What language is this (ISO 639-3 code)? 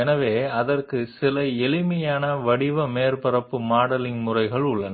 tel